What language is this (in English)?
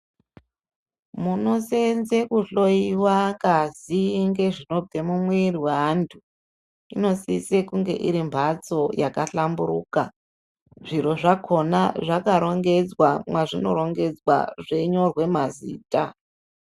Ndau